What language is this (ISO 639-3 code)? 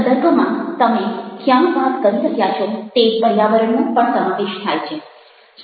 guj